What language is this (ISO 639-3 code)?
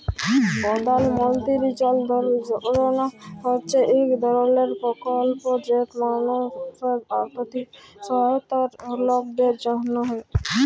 ben